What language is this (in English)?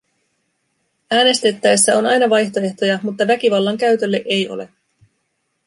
Finnish